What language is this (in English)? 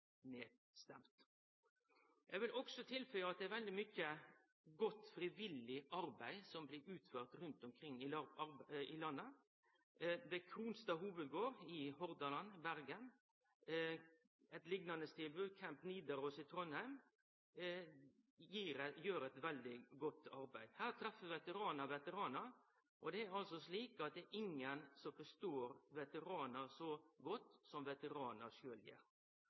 Norwegian Nynorsk